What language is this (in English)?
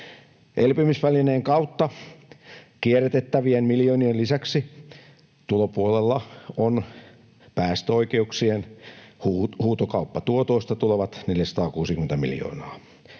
Finnish